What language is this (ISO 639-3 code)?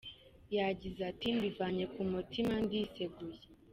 kin